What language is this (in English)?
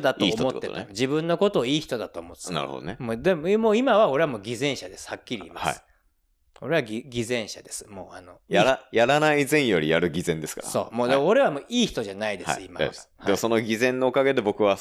Japanese